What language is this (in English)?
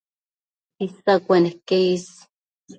Matsés